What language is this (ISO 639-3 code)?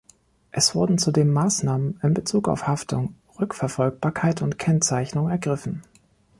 deu